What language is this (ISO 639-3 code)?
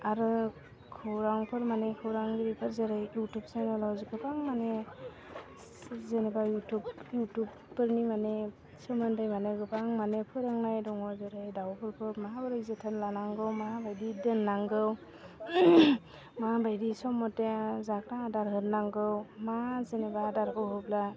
brx